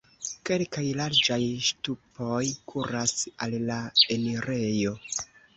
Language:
Esperanto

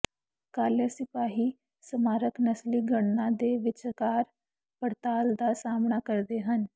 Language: Punjabi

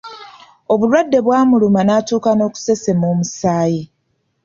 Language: Ganda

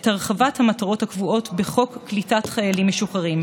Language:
Hebrew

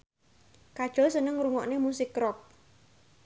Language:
Javanese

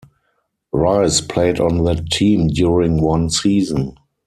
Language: English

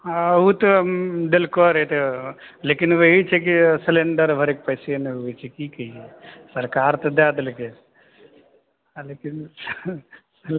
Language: Maithili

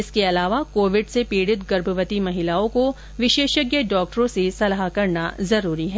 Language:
Hindi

